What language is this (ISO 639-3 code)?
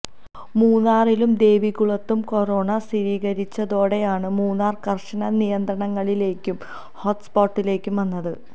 mal